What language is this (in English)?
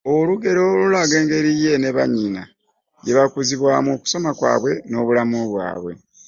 Ganda